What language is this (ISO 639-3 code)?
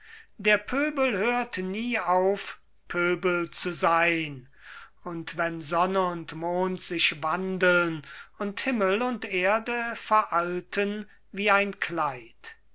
deu